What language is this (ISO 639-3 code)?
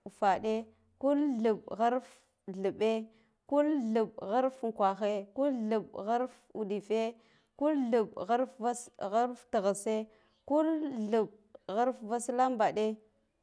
gdf